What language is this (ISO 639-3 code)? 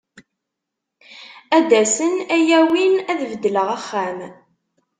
kab